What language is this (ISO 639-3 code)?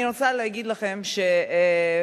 heb